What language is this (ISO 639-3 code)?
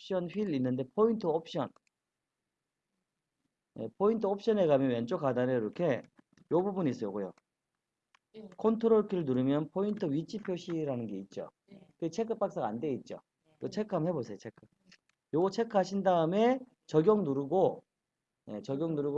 kor